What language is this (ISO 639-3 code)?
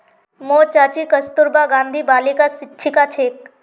mag